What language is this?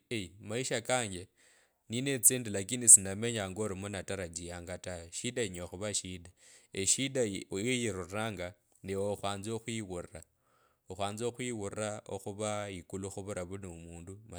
Kabras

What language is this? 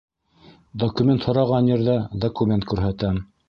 Bashkir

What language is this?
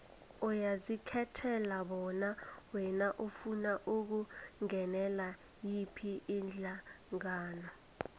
South Ndebele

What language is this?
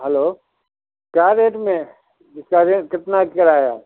Urdu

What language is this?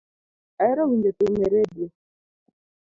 Luo (Kenya and Tanzania)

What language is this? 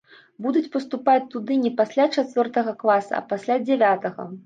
Belarusian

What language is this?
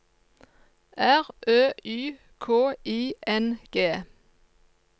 Norwegian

